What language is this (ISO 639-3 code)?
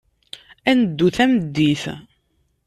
kab